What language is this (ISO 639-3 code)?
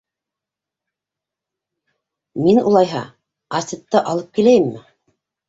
bak